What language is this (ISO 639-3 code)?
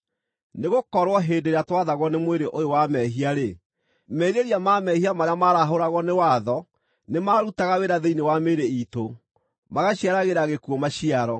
kik